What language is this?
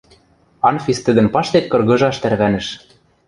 Western Mari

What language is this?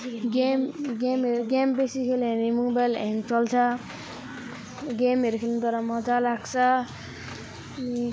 Nepali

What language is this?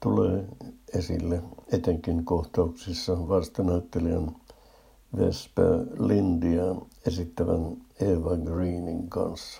Finnish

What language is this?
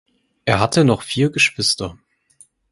German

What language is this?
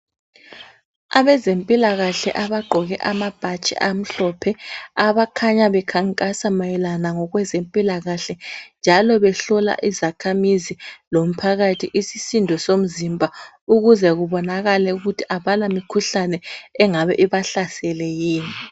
North Ndebele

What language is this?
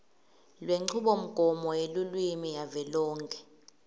Swati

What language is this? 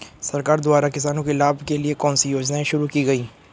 Hindi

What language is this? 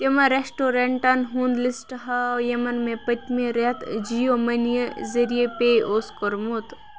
Kashmiri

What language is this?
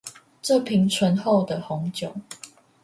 Chinese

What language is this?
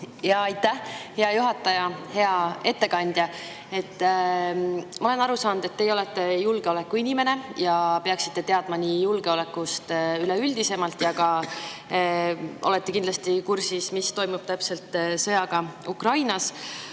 Estonian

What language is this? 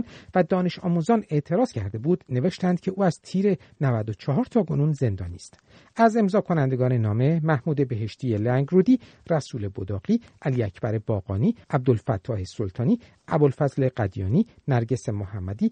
Persian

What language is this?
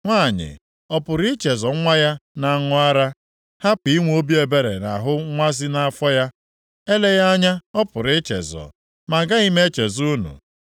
Igbo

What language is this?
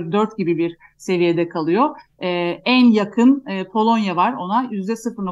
Turkish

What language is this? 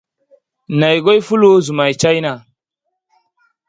Masana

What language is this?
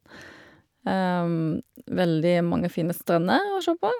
Norwegian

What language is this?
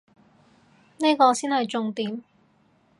Cantonese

